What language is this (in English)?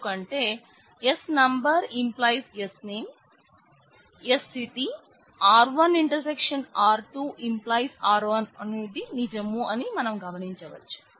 Telugu